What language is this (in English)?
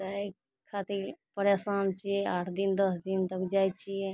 Maithili